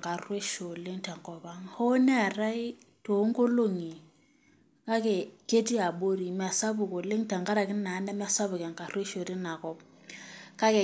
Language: Masai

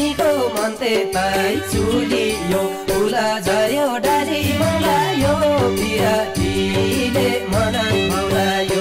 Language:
Thai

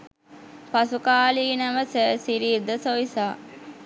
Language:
Sinhala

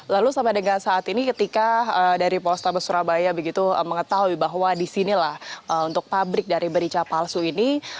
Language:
Indonesian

